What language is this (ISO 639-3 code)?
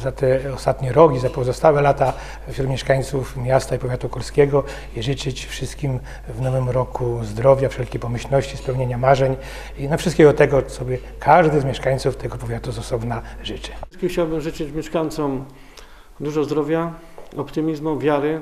pol